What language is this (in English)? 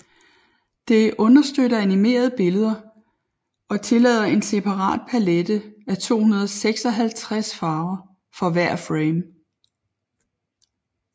Danish